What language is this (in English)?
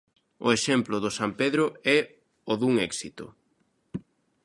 Galician